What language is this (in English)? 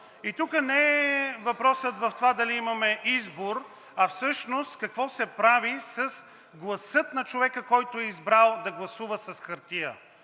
Bulgarian